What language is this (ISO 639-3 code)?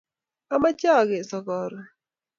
kln